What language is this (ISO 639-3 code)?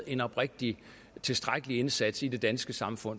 dan